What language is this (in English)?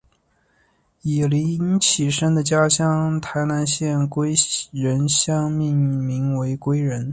Chinese